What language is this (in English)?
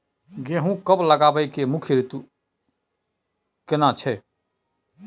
Maithili